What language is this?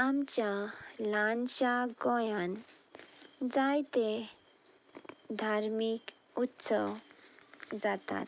Konkani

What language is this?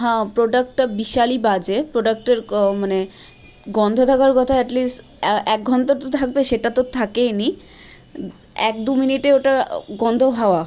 Bangla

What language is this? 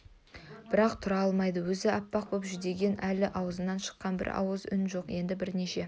Kazakh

